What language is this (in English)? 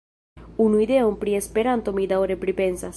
Esperanto